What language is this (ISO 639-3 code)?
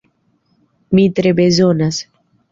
epo